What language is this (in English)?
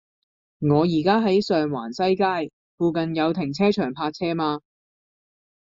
Cantonese